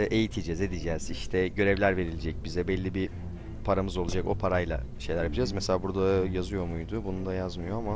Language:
Turkish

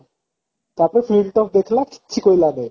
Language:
Odia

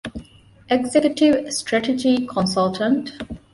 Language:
Divehi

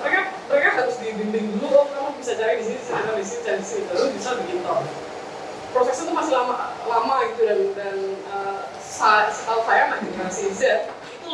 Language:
Indonesian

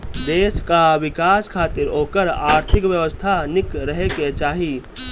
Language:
Bhojpuri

